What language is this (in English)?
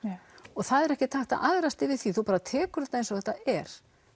Icelandic